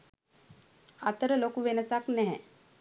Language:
Sinhala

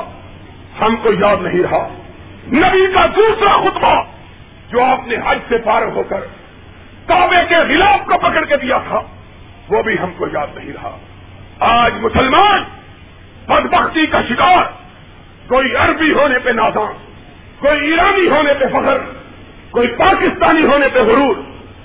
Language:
Urdu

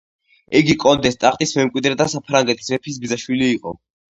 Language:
Georgian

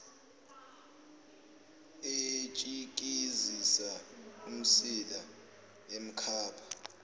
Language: Zulu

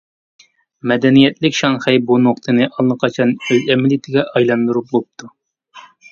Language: Uyghur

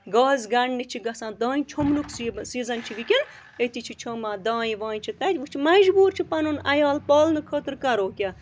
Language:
Kashmiri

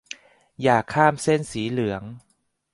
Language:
Thai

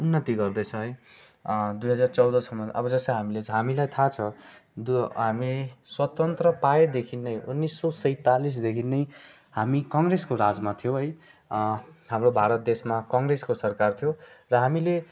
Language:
Nepali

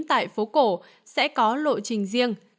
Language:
Vietnamese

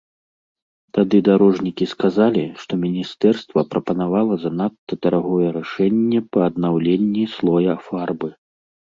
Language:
Belarusian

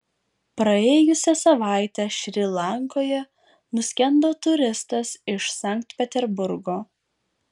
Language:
Lithuanian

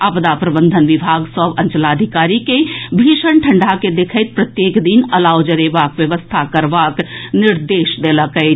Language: Maithili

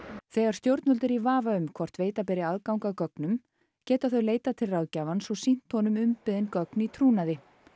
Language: Icelandic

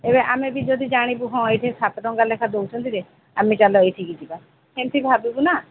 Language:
Odia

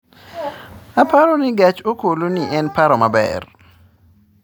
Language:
Luo (Kenya and Tanzania)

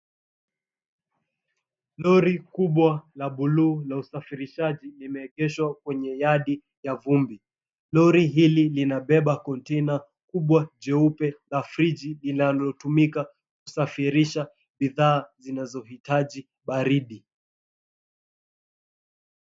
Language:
Swahili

